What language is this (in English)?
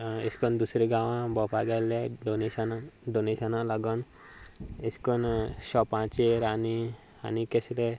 Konkani